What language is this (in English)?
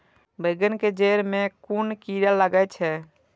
Maithili